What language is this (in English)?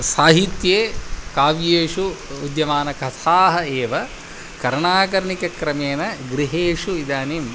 Sanskrit